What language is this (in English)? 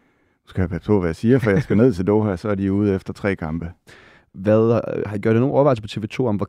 Danish